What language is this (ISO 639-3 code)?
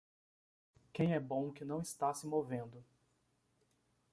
por